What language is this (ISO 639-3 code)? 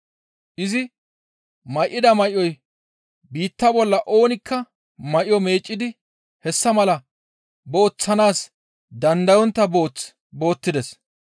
gmv